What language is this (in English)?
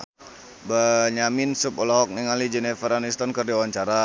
Sundanese